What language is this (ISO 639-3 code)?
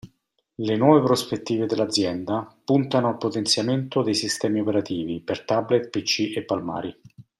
ita